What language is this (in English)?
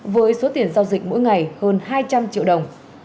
Vietnamese